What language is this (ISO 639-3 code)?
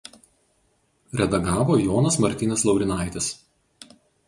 lit